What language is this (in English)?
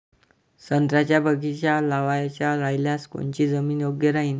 Marathi